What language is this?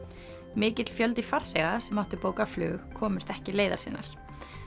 Icelandic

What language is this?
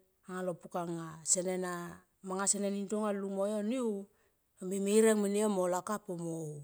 Tomoip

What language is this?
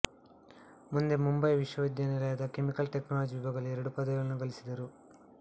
Kannada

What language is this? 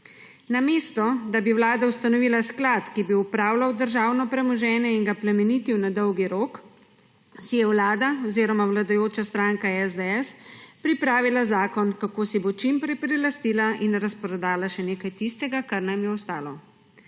Slovenian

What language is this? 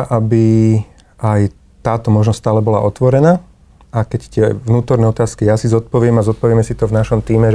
Slovak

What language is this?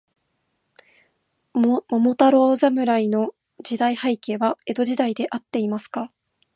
Japanese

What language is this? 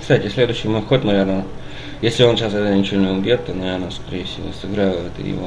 Russian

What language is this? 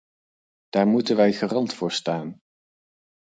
Dutch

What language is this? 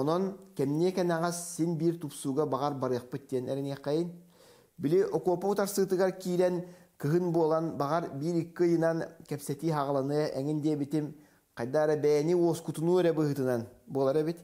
Turkish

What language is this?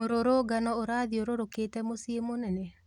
Kikuyu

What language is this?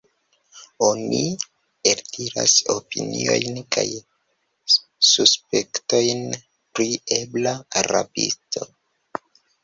Esperanto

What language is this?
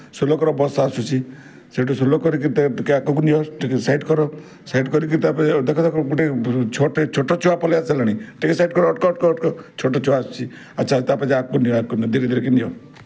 Odia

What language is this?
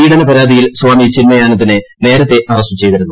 Malayalam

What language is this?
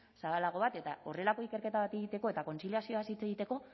Basque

